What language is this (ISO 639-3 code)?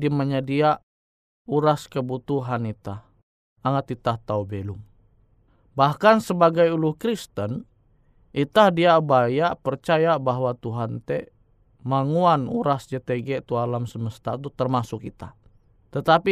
ind